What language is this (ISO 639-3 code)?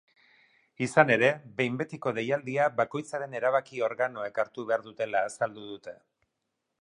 eus